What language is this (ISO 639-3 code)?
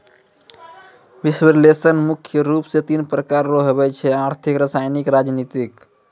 mai